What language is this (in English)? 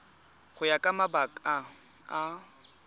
Tswana